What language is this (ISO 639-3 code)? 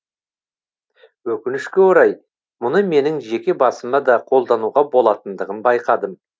kaz